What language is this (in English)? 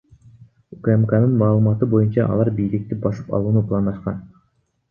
Kyrgyz